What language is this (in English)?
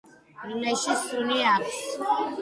Georgian